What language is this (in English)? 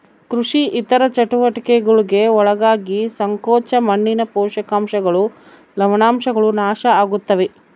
Kannada